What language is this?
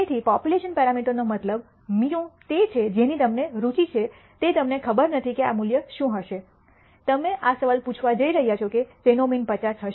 Gujarati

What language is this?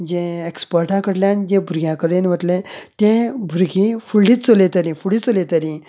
Konkani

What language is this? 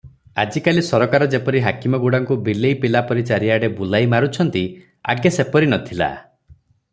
Odia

